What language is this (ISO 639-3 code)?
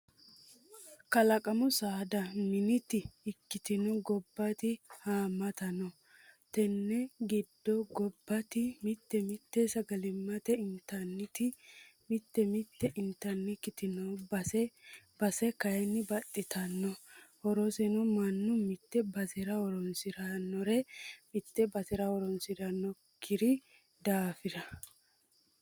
sid